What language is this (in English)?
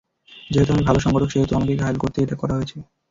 Bangla